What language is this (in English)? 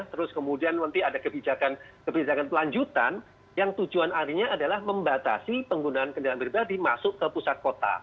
Indonesian